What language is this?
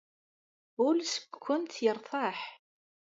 Kabyle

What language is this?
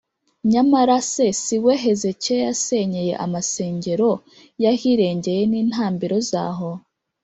Kinyarwanda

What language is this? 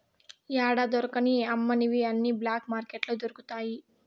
Telugu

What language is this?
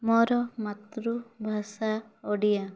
Odia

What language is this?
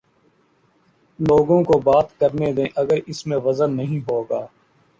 Urdu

